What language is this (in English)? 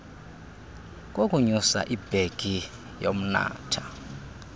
Xhosa